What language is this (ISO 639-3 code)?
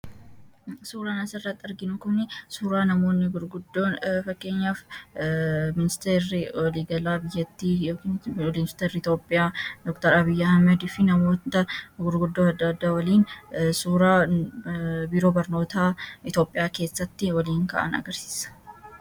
orm